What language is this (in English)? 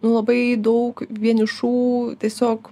Lithuanian